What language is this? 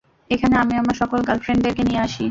Bangla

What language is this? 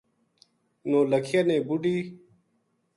Gujari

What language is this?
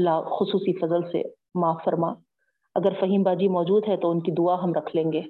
Urdu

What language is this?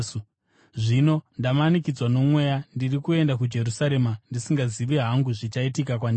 Shona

